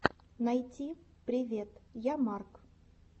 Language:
Russian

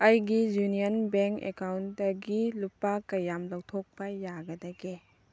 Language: Manipuri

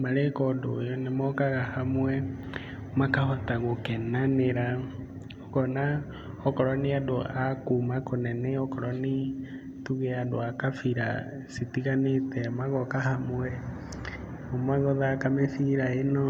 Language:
Kikuyu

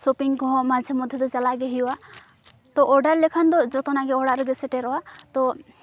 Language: Santali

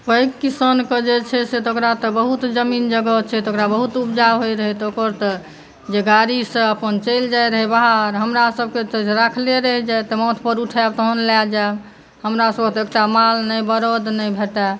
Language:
Maithili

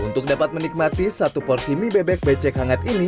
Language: Indonesian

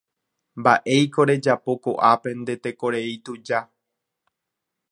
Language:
Guarani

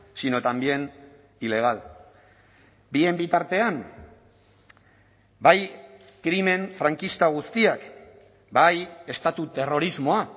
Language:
Basque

